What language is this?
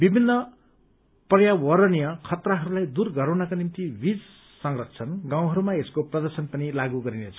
Nepali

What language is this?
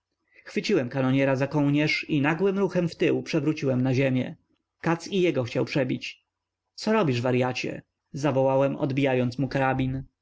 Polish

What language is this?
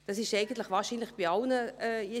Swiss German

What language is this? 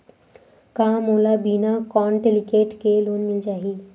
Chhattisgarhi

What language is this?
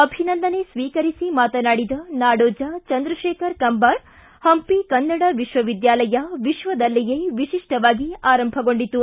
Kannada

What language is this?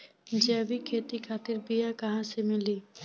Bhojpuri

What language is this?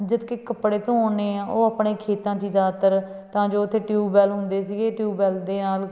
Punjabi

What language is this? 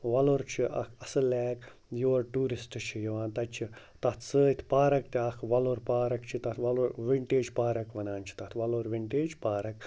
Kashmiri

